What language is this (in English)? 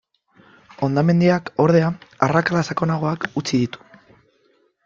Basque